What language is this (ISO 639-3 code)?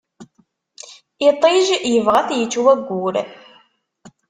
kab